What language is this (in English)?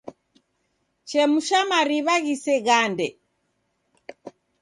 Taita